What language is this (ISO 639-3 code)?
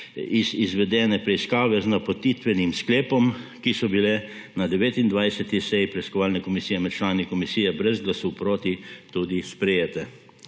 slv